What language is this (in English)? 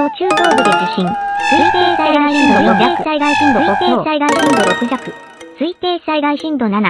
Japanese